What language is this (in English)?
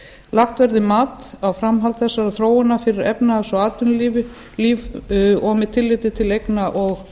Icelandic